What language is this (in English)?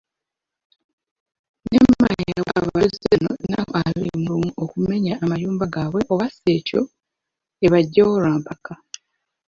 Ganda